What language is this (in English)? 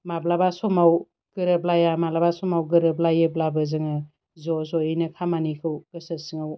Bodo